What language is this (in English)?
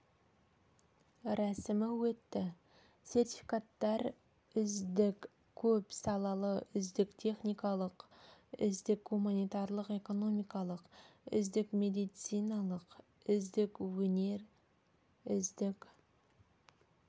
Kazakh